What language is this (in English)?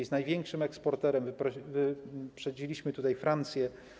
Polish